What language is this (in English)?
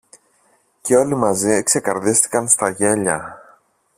Greek